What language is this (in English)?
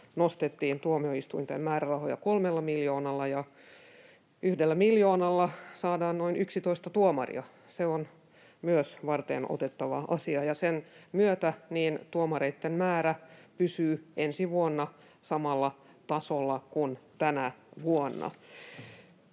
Finnish